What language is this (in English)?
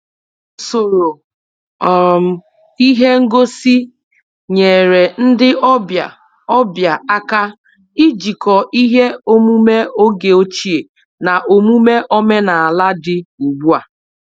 Igbo